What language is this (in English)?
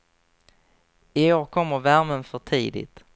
Swedish